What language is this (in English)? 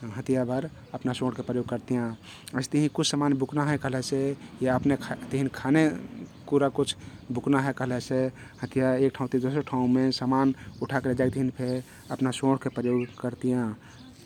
Kathoriya Tharu